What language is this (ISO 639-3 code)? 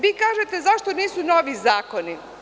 srp